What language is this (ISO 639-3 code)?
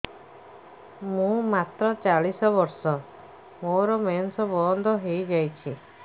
ori